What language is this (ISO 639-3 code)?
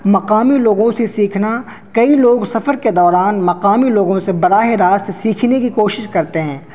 urd